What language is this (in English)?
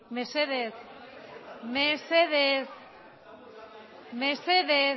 Basque